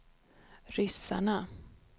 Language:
Swedish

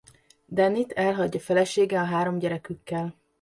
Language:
Hungarian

